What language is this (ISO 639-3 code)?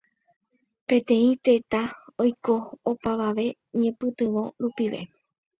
grn